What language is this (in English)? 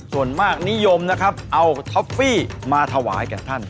Thai